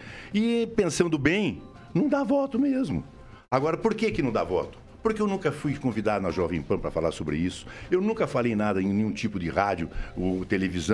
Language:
Portuguese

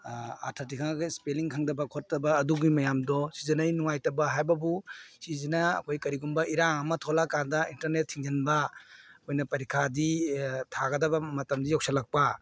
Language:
Manipuri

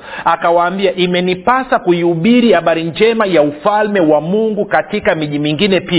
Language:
Swahili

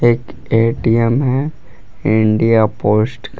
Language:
Hindi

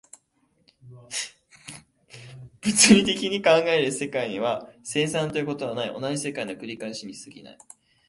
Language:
Japanese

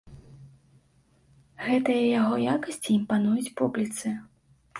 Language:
Belarusian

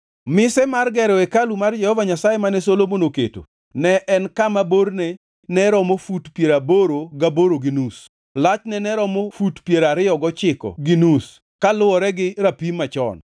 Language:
Luo (Kenya and Tanzania)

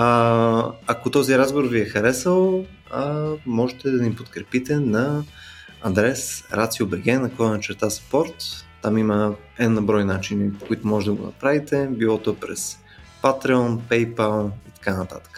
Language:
Bulgarian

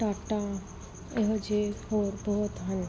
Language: Punjabi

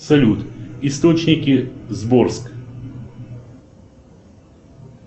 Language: Russian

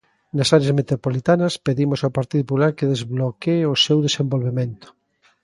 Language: Galician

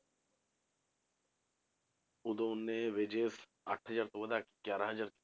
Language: Punjabi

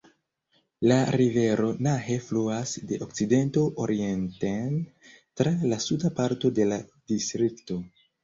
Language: Esperanto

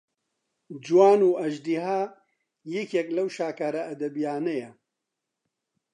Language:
Central Kurdish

